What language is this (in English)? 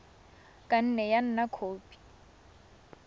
Tswana